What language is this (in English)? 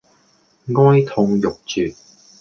Cantonese